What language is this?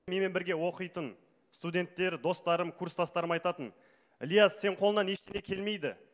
Kazakh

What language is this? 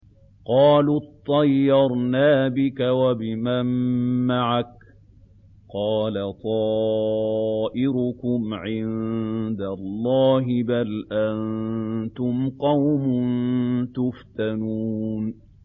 Arabic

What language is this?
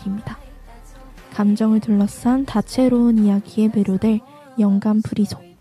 Korean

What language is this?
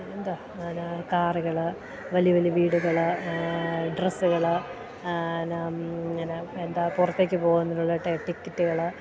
Malayalam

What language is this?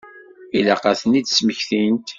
Kabyle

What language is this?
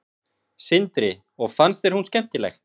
Icelandic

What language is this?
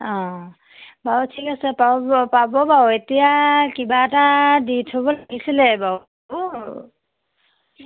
Assamese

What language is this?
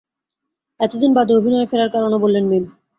Bangla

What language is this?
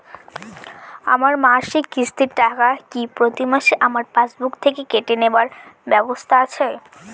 Bangla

